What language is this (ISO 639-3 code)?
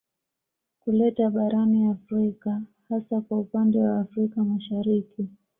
swa